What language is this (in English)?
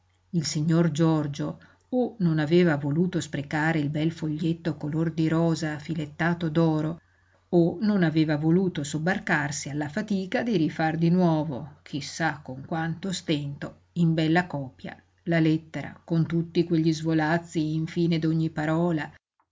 Italian